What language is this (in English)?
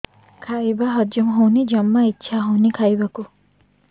Odia